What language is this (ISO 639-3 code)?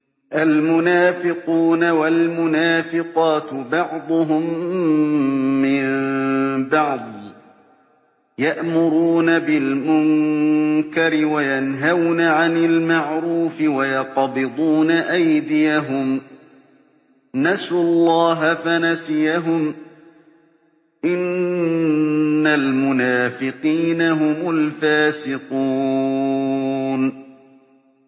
ara